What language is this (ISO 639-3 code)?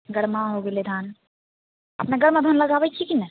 mai